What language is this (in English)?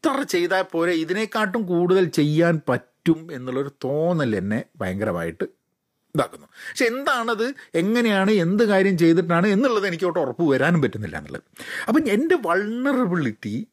Malayalam